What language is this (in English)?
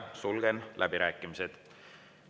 Estonian